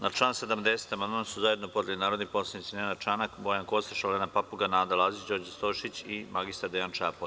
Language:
Serbian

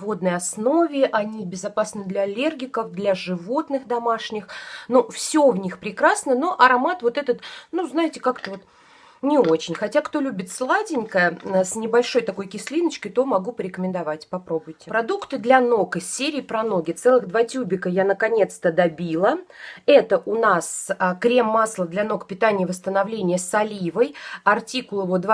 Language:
Russian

